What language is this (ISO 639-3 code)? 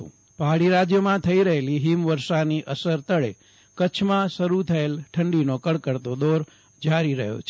guj